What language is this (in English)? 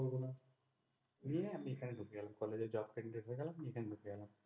Bangla